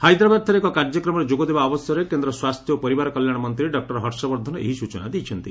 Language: Odia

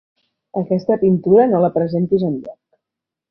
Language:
Catalan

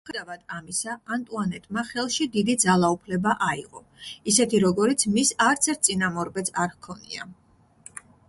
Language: Georgian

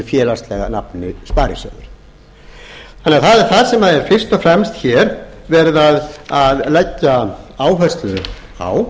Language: Icelandic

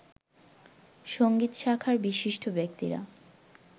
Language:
Bangla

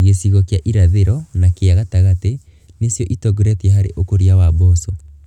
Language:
Kikuyu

